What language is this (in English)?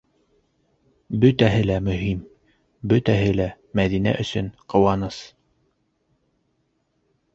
Bashkir